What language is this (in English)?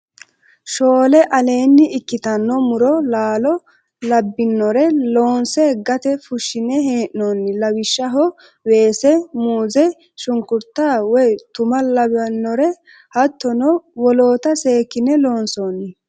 Sidamo